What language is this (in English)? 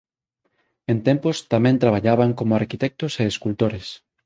Galician